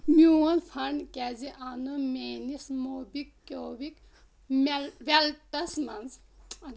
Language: Kashmiri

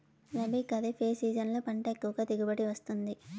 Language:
Telugu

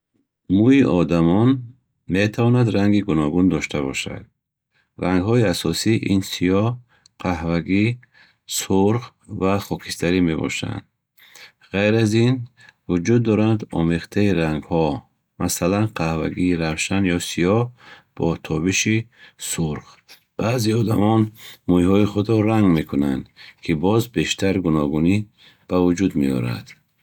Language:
Bukharic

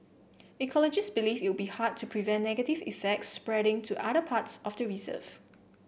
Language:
English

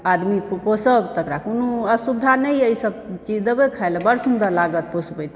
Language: Maithili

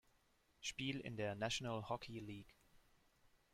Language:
German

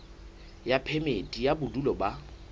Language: Southern Sotho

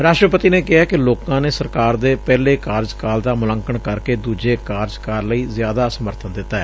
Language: Punjabi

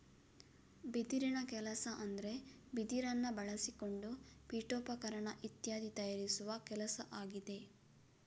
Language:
Kannada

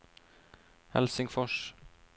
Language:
Norwegian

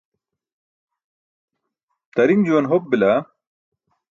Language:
Burushaski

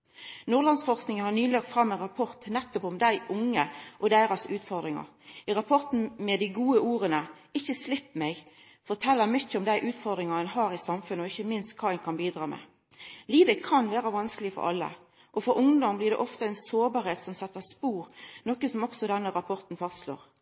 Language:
Norwegian Nynorsk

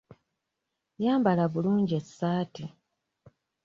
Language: Ganda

